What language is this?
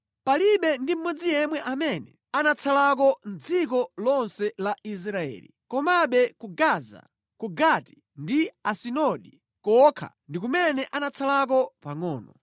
Nyanja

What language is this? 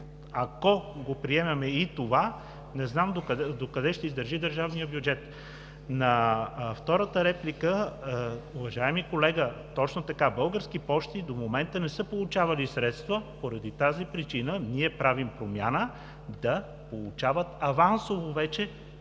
Bulgarian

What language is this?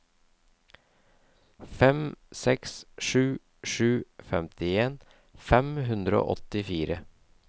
Norwegian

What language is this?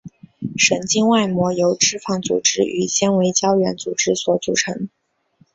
Chinese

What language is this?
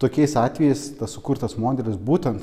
Lithuanian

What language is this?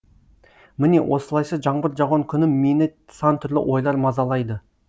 Kazakh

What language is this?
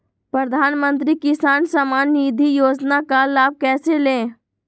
Magahi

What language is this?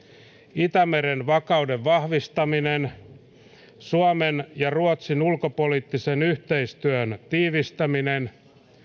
Finnish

